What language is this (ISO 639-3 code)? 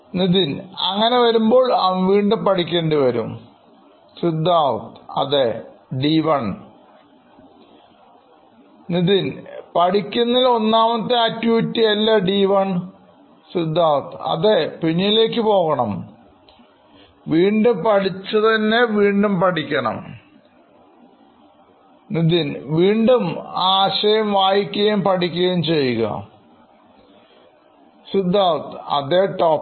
mal